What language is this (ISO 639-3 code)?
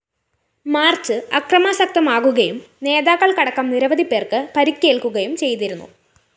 mal